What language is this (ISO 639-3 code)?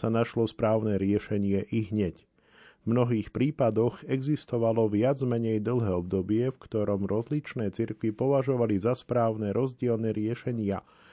slk